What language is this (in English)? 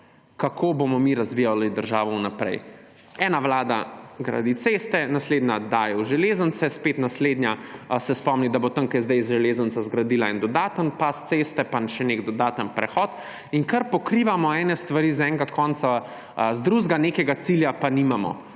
Slovenian